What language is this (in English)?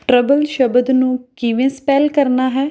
Punjabi